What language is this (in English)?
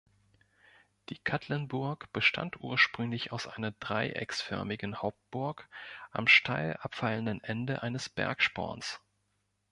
German